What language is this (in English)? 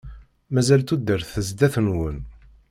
Kabyle